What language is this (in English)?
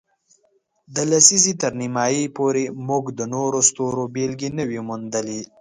Pashto